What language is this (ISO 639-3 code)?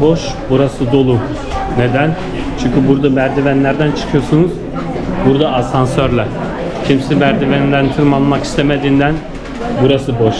tur